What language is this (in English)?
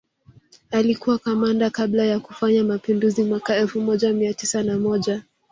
Swahili